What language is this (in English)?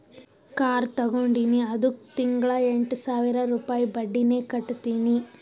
Kannada